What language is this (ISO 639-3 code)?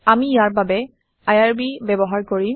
asm